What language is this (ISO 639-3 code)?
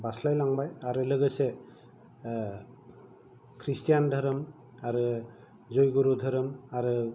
brx